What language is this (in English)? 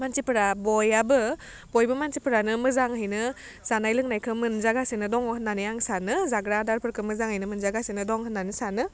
Bodo